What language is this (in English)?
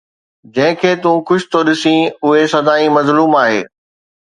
Sindhi